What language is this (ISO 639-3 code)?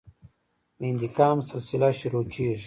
pus